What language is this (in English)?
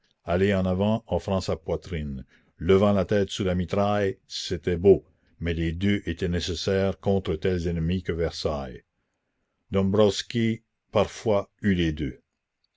French